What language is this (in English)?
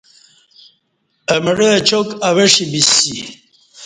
Kati